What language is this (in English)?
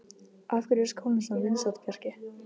Icelandic